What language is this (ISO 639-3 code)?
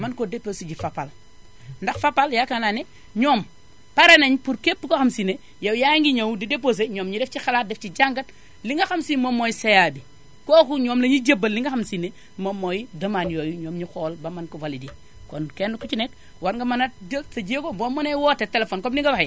wol